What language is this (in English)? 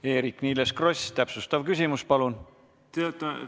Estonian